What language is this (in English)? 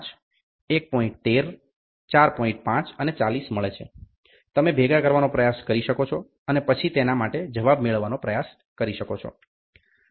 Gujarati